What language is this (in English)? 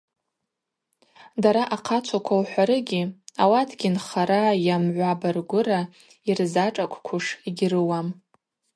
Abaza